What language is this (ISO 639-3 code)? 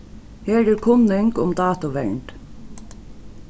fao